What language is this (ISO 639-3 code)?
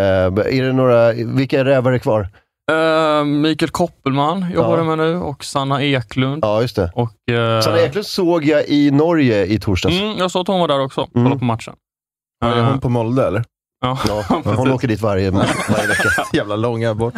swe